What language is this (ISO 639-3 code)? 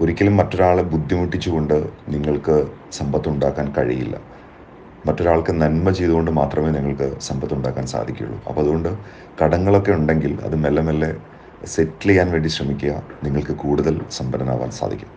mal